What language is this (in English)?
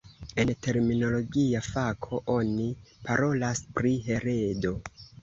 Esperanto